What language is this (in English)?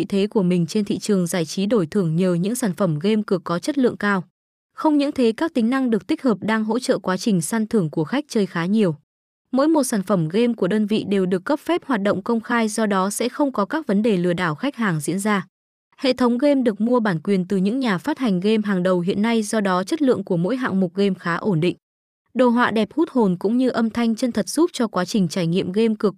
Vietnamese